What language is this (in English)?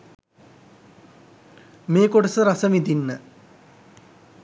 Sinhala